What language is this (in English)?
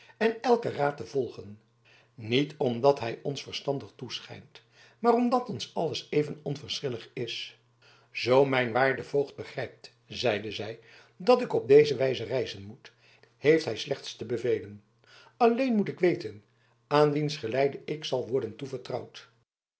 Dutch